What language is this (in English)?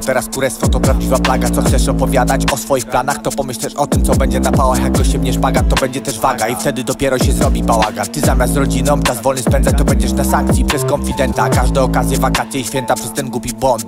Polish